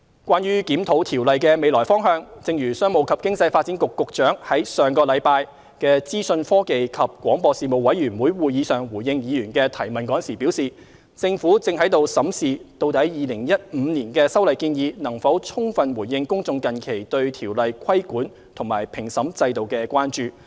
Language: Cantonese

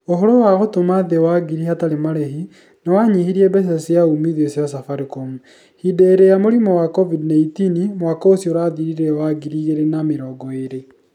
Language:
Kikuyu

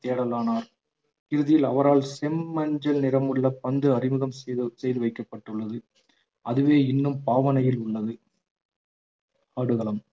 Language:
Tamil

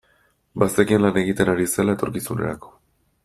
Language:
Basque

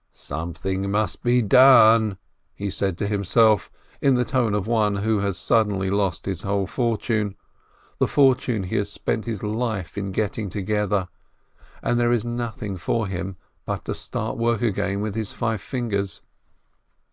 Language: English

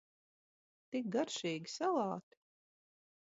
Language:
Latvian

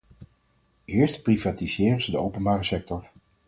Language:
Dutch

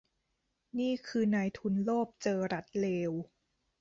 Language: Thai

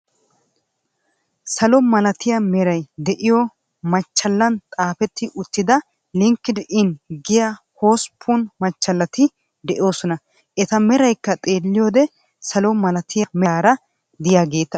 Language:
Wolaytta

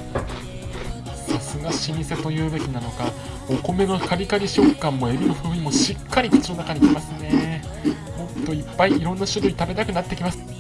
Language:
Japanese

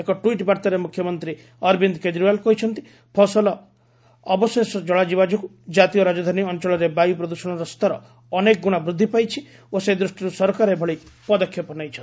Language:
Odia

